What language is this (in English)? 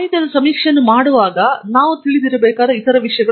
Kannada